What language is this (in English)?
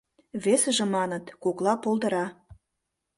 Mari